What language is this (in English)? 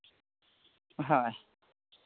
Assamese